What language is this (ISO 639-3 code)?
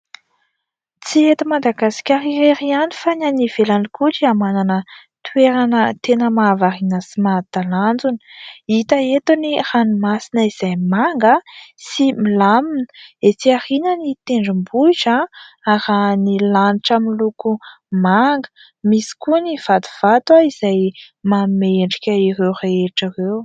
mlg